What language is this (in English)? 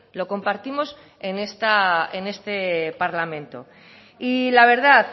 Spanish